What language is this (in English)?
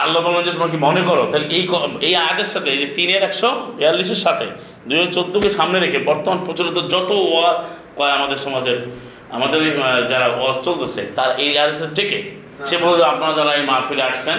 Bangla